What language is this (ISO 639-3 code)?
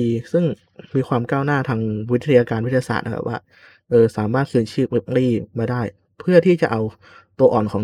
tha